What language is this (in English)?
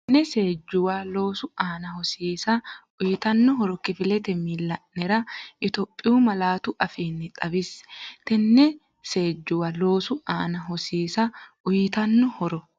Sidamo